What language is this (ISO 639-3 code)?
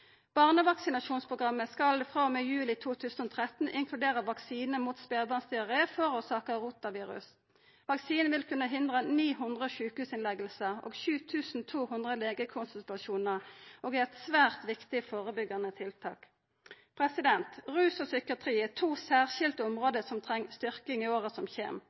nno